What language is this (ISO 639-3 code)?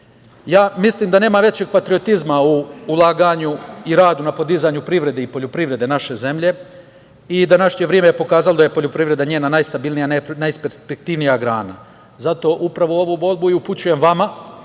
srp